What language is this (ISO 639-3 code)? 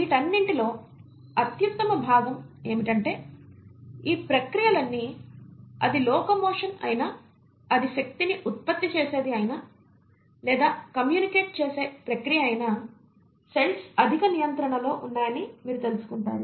tel